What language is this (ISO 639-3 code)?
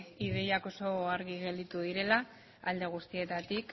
eus